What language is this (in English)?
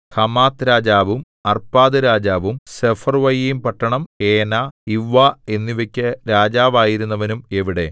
Malayalam